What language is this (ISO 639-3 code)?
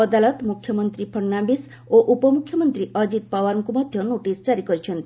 ori